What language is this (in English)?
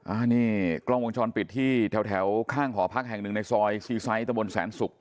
Thai